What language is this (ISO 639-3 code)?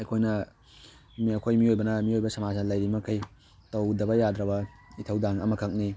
mni